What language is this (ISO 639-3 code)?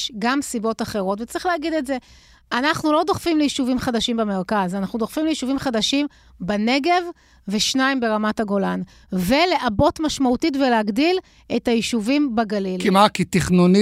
heb